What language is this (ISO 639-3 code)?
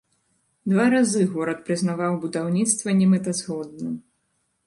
bel